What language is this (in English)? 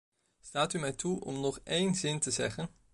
Dutch